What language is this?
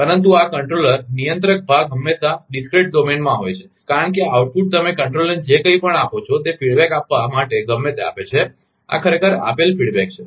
Gujarati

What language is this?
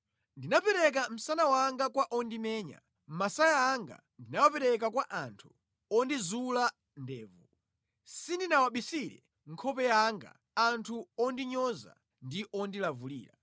Nyanja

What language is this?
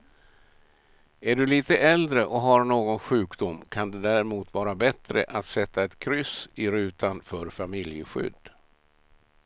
Swedish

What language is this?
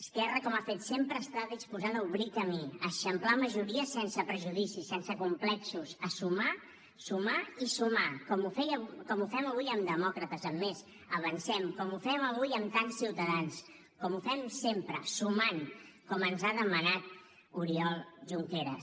Catalan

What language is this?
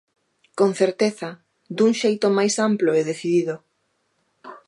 Galician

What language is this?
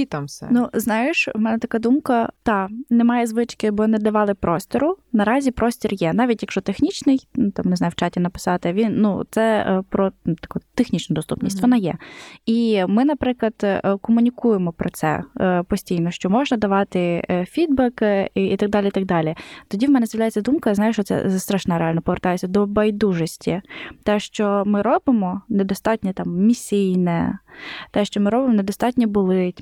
Ukrainian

